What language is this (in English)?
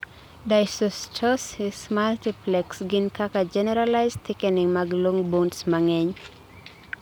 Luo (Kenya and Tanzania)